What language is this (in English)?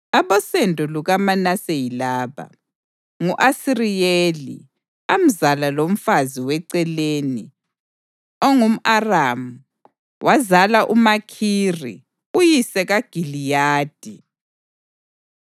North Ndebele